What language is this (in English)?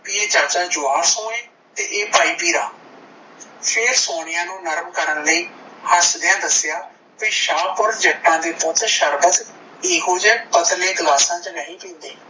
Punjabi